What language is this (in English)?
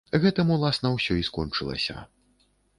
Belarusian